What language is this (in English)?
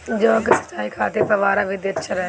Bhojpuri